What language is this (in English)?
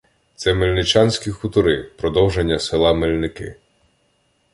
Ukrainian